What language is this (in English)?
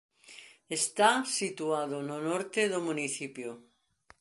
Galician